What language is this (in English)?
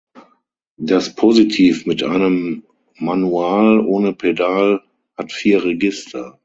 German